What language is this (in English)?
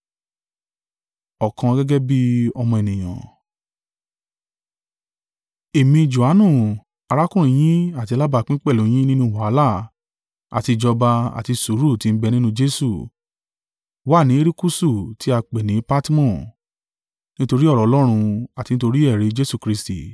Yoruba